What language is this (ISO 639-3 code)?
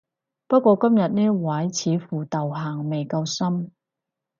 yue